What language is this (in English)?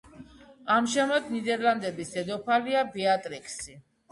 Georgian